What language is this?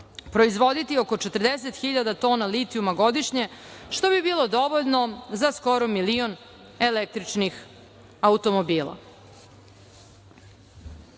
Serbian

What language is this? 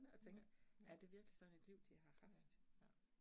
Danish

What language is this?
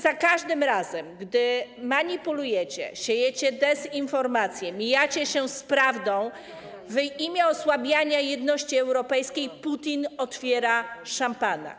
Polish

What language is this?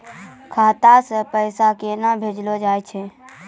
Maithili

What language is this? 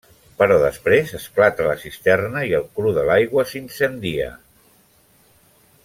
Catalan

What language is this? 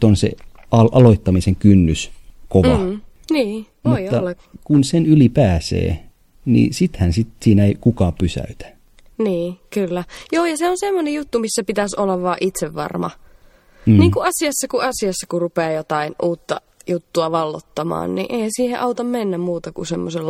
Finnish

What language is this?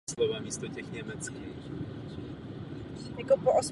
Czech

